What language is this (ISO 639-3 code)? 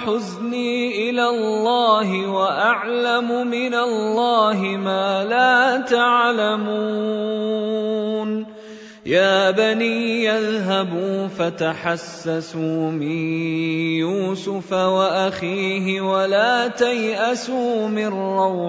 ara